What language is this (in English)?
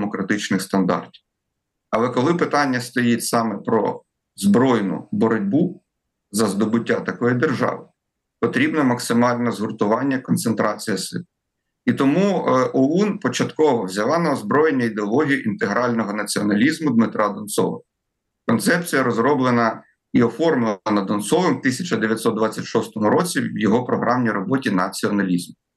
Ukrainian